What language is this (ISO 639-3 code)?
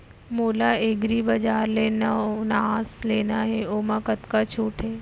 hne